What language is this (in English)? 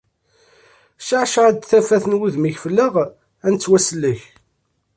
Kabyle